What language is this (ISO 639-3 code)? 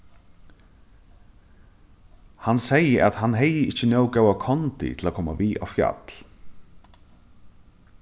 fao